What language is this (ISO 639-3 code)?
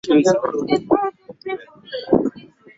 swa